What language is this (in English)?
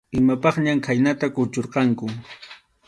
Arequipa-La Unión Quechua